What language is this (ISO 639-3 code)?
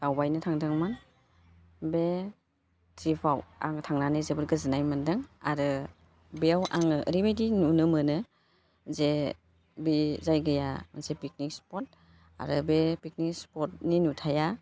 brx